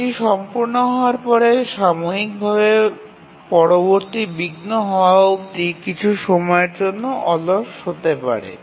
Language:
Bangla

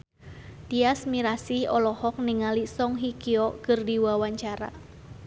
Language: Sundanese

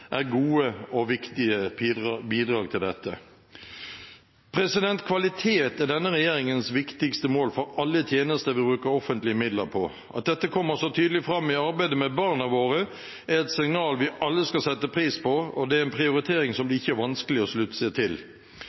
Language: Norwegian Bokmål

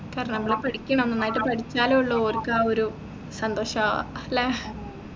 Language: Malayalam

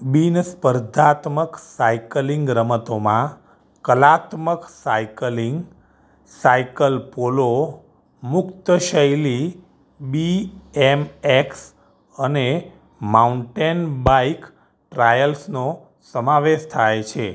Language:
Gujarati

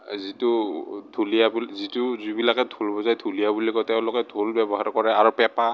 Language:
Assamese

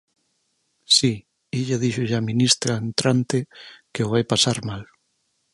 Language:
Galician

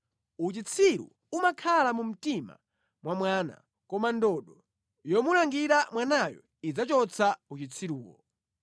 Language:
Nyanja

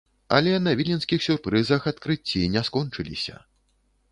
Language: Belarusian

